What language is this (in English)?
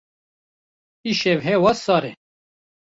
Kurdish